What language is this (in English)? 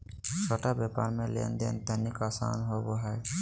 Magahi